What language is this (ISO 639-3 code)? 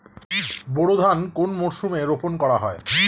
ben